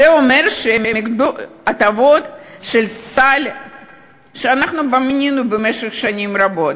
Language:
Hebrew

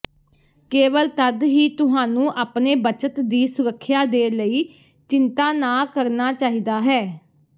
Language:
Punjabi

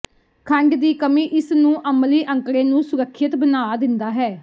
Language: Punjabi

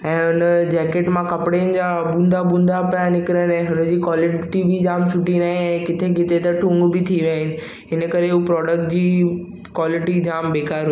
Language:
Sindhi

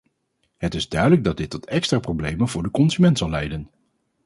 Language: Dutch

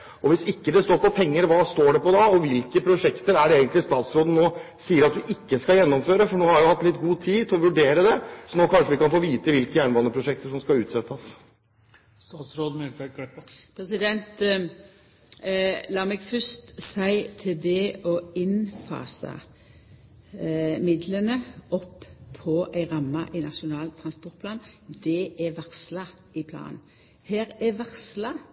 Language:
Norwegian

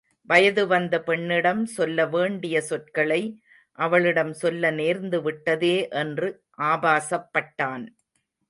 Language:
Tamil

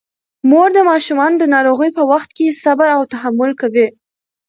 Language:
Pashto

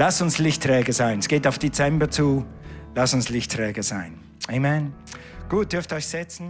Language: German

